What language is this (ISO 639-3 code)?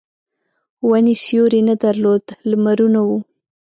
pus